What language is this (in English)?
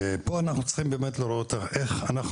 Hebrew